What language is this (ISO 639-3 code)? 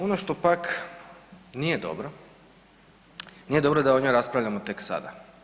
hrv